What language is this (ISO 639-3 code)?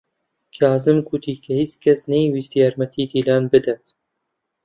ckb